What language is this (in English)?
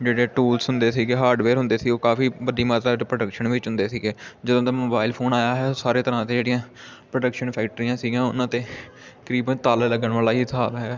Punjabi